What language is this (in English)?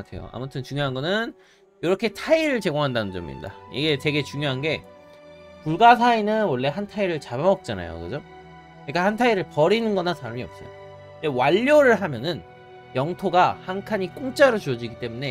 Korean